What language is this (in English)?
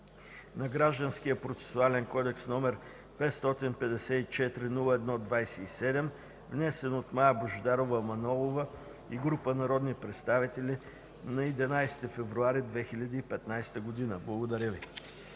Bulgarian